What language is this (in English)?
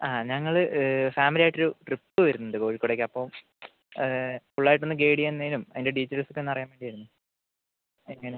Malayalam